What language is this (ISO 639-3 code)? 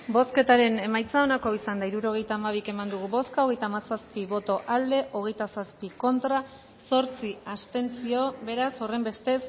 eus